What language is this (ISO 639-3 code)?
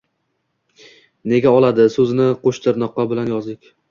uzb